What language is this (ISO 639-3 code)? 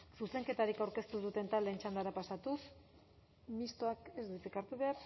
eus